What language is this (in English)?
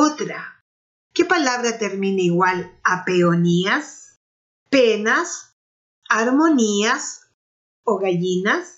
Spanish